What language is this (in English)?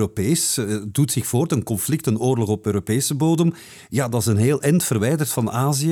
Dutch